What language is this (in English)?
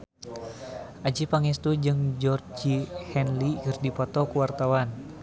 Sundanese